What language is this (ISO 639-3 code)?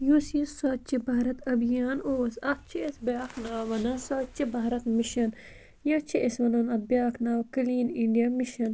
kas